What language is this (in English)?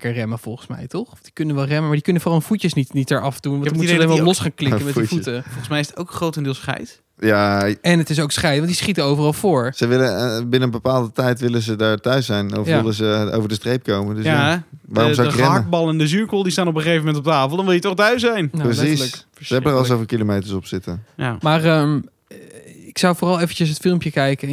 Dutch